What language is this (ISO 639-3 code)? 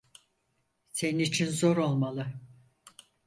tur